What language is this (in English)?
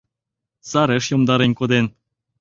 Mari